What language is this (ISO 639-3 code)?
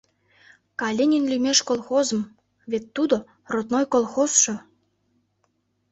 chm